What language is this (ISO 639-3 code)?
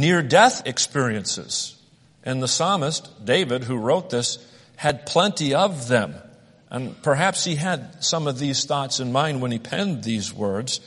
eng